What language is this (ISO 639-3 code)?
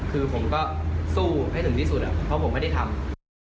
tha